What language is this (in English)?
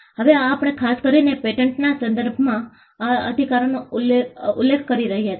Gujarati